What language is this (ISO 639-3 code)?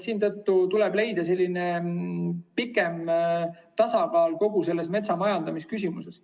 est